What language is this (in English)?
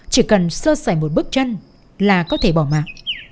Vietnamese